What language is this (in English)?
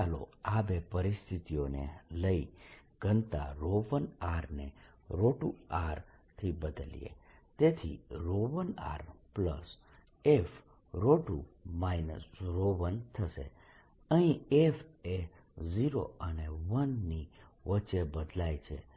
Gujarati